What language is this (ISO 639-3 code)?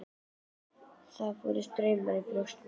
isl